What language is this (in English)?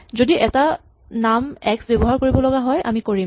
Assamese